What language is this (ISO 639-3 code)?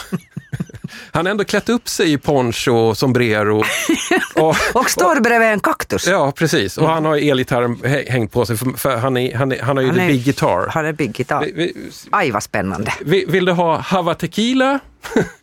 swe